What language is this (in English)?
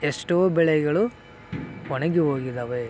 Kannada